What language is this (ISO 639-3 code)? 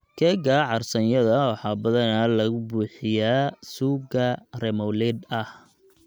som